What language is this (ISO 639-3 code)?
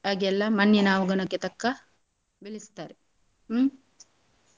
kan